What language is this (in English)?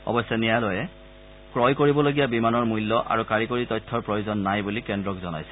Assamese